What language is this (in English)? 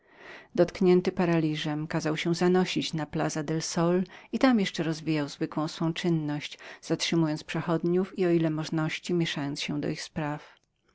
Polish